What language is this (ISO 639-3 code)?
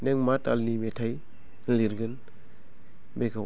brx